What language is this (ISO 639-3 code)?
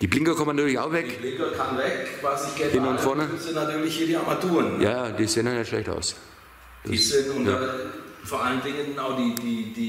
deu